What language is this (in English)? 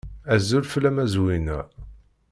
Kabyle